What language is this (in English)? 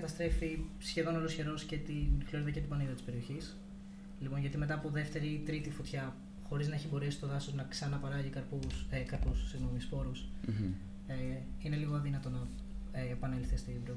Greek